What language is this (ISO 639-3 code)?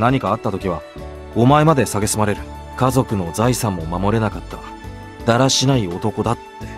jpn